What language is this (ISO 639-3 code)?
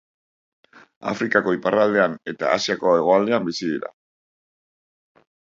eus